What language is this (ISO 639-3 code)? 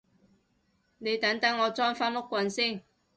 yue